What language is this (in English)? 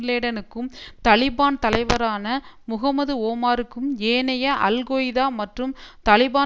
Tamil